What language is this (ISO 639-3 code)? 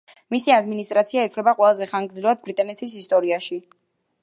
kat